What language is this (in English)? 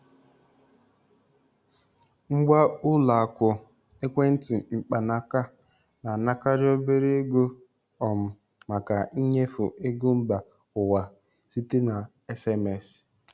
Igbo